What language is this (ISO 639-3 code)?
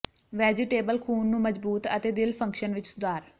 pan